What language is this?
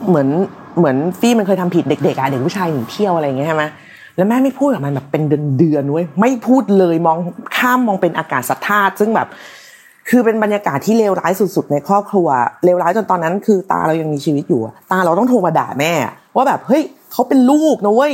Thai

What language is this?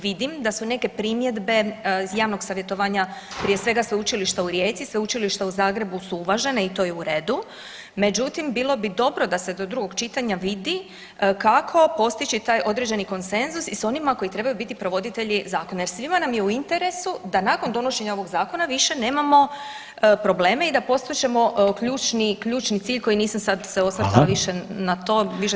Croatian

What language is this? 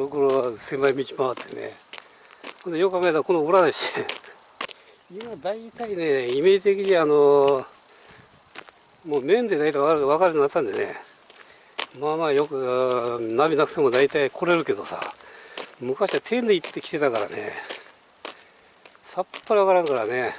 Japanese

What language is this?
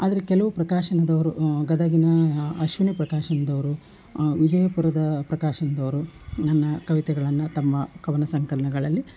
Kannada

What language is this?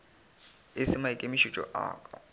Northern Sotho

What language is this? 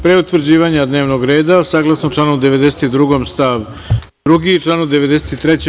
Serbian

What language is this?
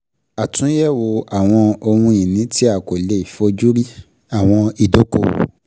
Yoruba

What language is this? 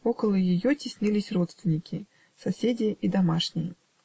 Russian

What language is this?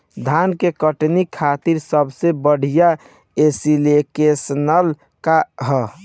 Bhojpuri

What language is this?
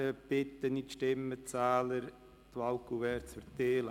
Swiss German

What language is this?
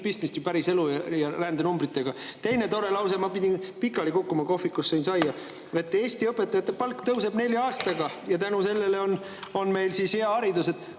Estonian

